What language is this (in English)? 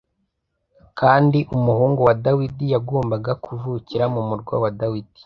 Kinyarwanda